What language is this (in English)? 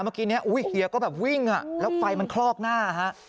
Thai